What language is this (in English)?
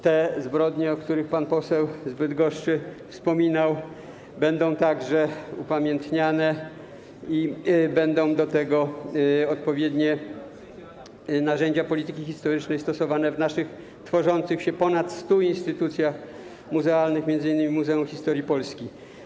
Polish